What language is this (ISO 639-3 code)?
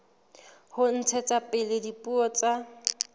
sot